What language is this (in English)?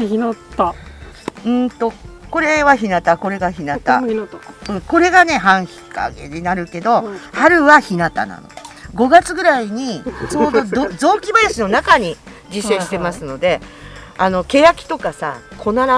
Japanese